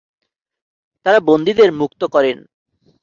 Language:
Bangla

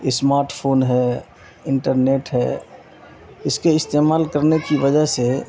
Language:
Urdu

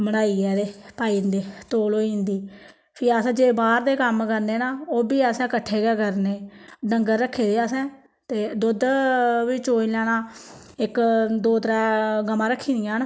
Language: Dogri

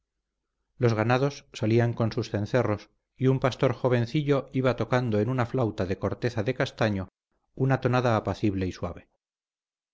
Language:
Spanish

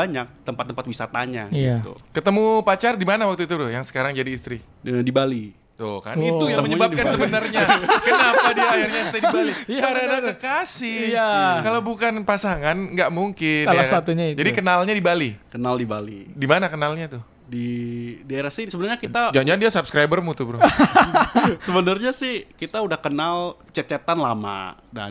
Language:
Indonesian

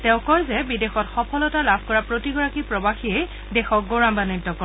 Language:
Assamese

